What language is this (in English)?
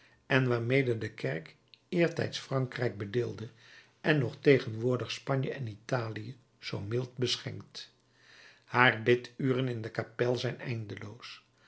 Dutch